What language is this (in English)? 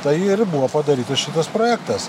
Lithuanian